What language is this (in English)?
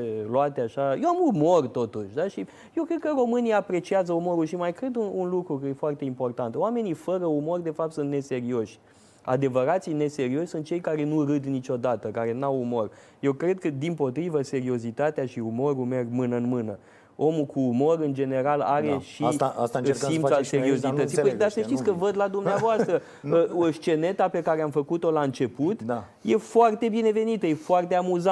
Romanian